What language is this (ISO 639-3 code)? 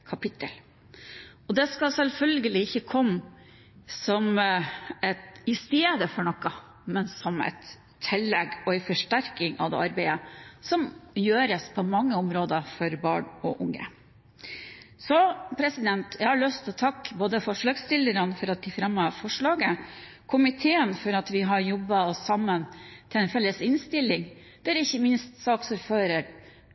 nob